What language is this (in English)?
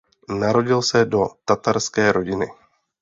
Czech